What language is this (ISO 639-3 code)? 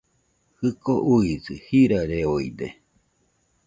hux